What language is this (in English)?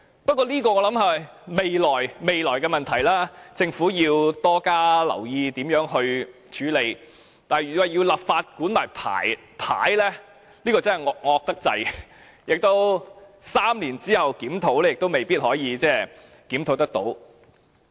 Cantonese